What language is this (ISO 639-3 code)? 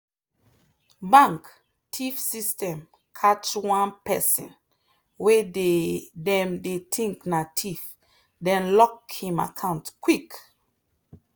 pcm